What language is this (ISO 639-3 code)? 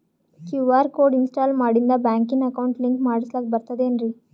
kan